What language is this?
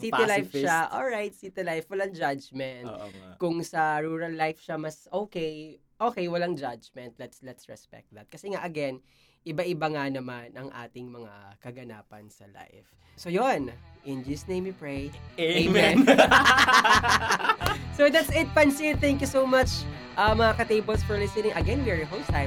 Filipino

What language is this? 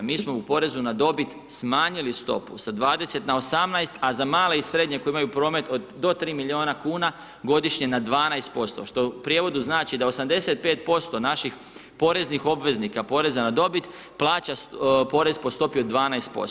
Croatian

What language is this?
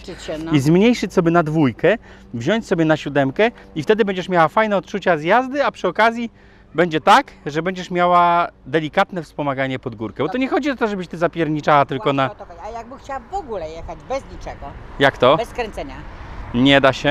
Polish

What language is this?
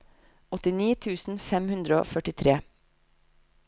Norwegian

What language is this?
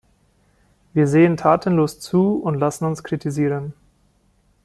German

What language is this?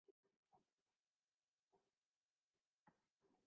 Urdu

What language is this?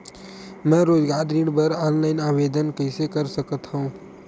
Chhattisgarhi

